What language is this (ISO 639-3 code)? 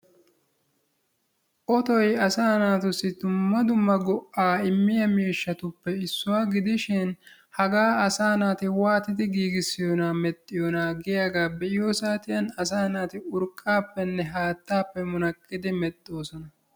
wal